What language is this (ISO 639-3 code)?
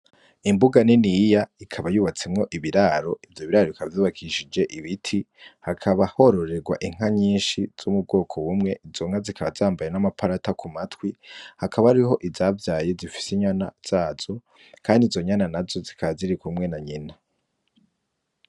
run